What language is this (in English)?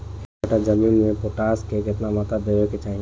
Bhojpuri